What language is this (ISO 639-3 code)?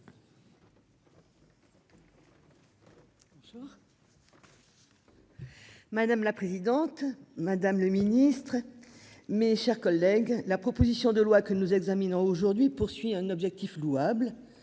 fra